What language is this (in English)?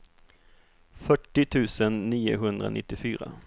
Swedish